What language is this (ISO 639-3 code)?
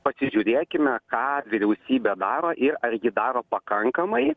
lit